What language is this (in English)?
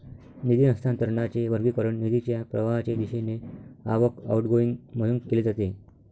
Marathi